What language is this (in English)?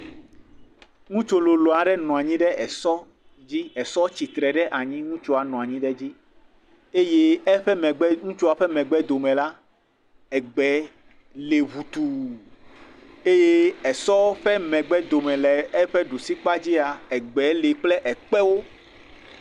Ewe